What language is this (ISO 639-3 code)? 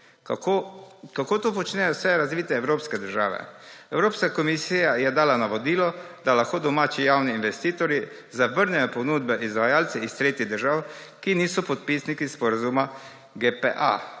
slv